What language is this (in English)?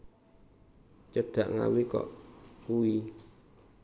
Javanese